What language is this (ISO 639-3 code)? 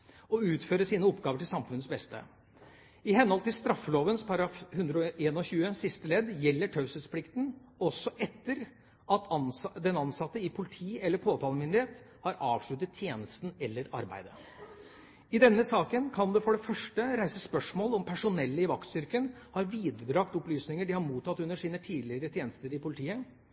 nob